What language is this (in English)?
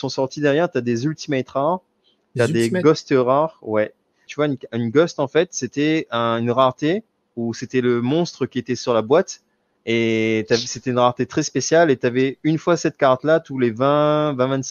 French